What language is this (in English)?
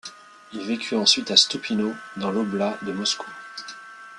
French